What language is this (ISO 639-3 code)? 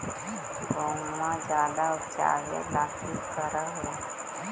mag